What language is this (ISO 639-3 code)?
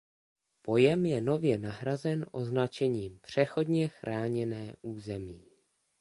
ces